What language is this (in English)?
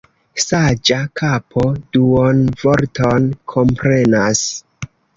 Esperanto